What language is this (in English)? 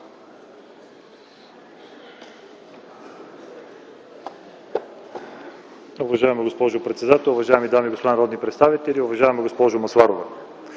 Bulgarian